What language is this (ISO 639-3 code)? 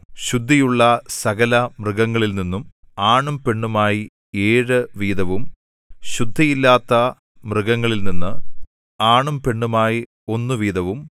mal